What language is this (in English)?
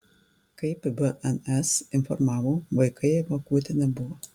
Lithuanian